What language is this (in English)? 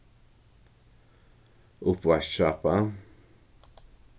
Faroese